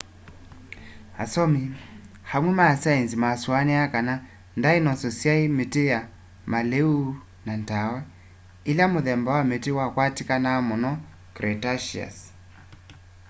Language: Kamba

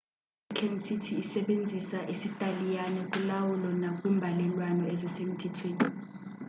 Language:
Xhosa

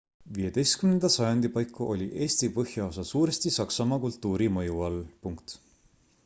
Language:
Estonian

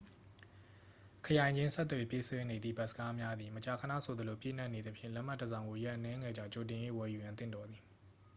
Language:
Burmese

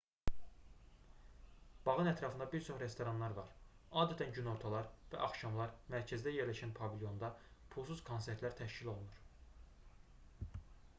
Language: Azerbaijani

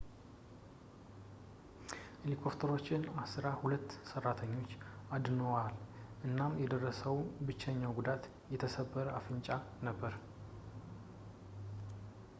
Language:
Amharic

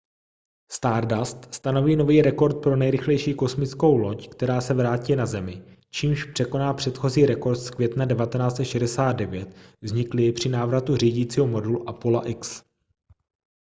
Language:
Czech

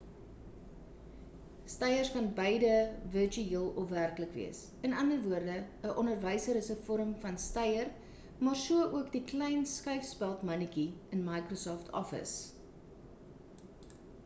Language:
Afrikaans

